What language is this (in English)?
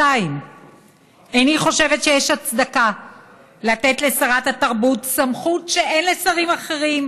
Hebrew